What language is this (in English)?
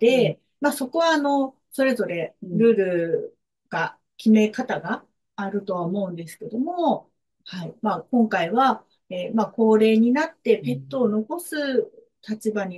Japanese